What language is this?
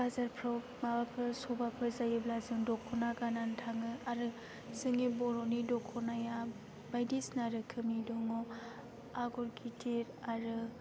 Bodo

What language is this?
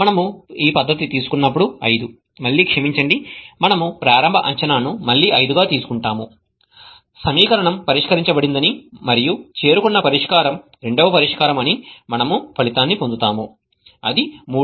Telugu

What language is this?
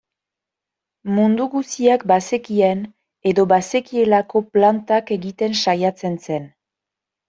Basque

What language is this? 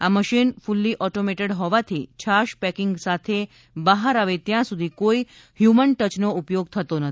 Gujarati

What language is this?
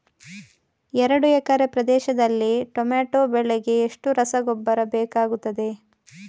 Kannada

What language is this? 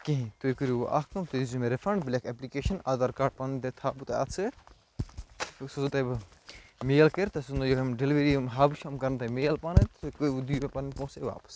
Kashmiri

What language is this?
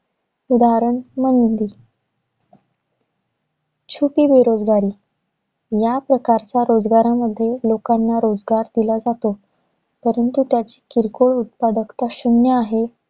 Marathi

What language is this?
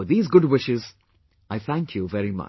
English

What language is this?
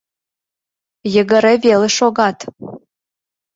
Mari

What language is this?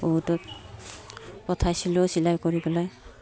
Assamese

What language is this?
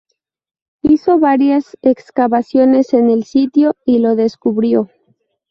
Spanish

